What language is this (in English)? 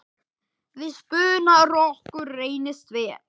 Icelandic